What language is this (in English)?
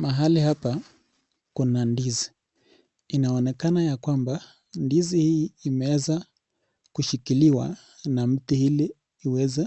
Swahili